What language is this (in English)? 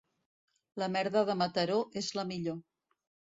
Catalan